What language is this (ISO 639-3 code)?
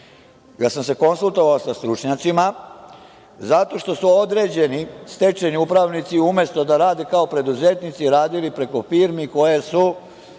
srp